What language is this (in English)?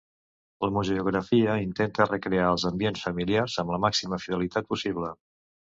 Catalan